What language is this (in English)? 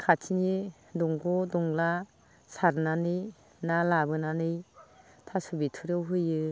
Bodo